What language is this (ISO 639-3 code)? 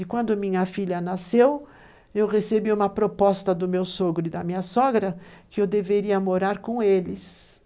por